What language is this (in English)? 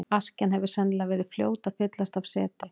Icelandic